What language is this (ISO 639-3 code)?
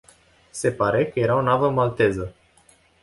ron